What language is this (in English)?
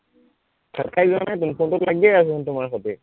Assamese